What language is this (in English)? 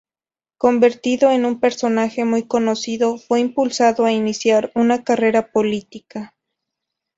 Spanish